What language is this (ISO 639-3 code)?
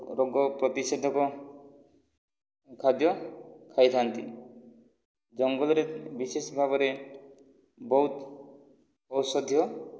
ori